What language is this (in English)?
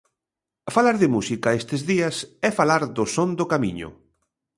Galician